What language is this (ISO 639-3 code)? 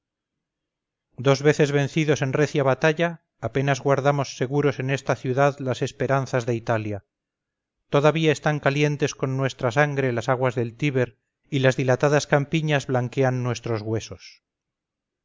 spa